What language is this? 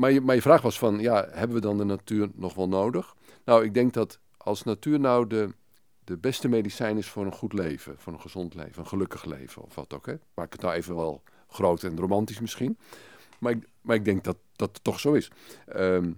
Dutch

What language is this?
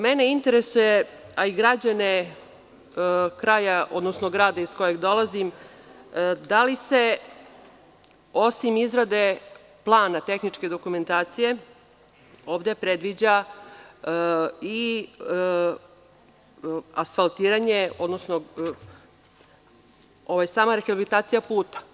Serbian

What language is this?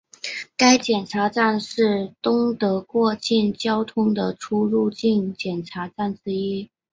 Chinese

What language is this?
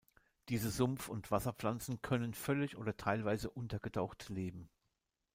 German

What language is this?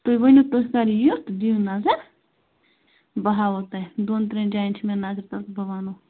Kashmiri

